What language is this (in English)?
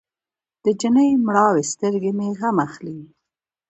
Pashto